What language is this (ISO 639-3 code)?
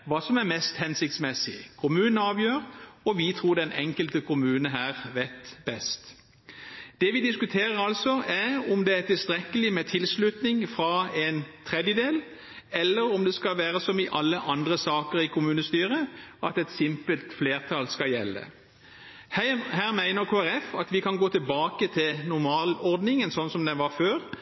nob